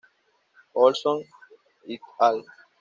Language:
Spanish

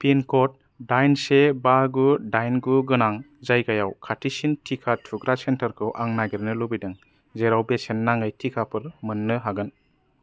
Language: Bodo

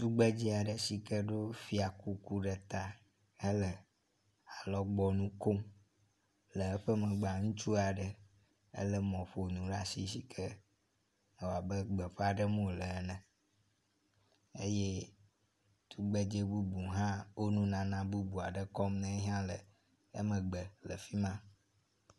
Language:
Ewe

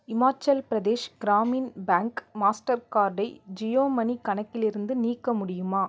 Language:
Tamil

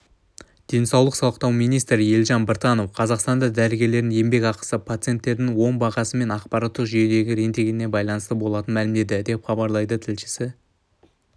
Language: Kazakh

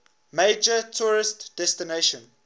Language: English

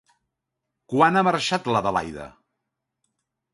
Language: Catalan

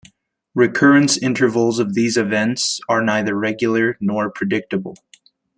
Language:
English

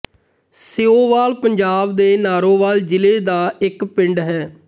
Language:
Punjabi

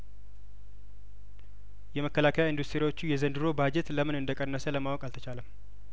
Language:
Amharic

